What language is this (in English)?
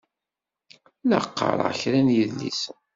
Kabyle